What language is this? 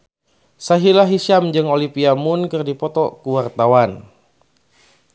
Sundanese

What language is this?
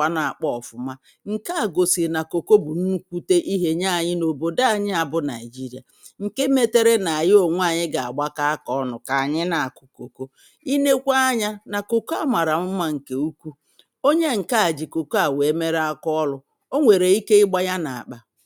Igbo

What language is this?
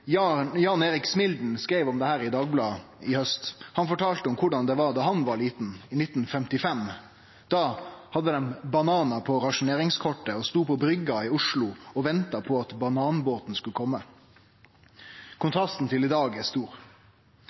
Norwegian Nynorsk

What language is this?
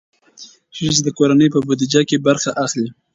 Pashto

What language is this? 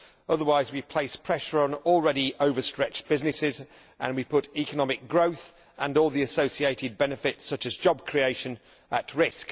English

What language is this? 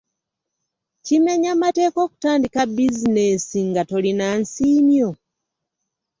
Ganda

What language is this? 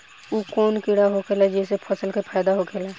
Bhojpuri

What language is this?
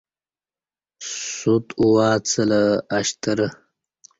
Kati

